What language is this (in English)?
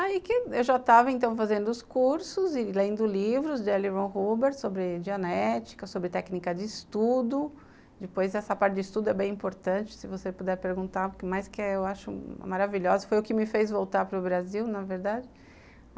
Portuguese